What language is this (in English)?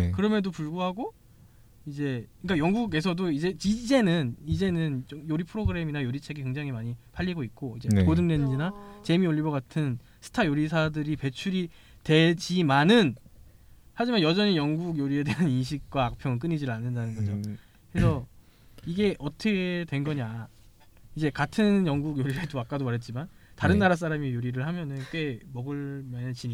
Korean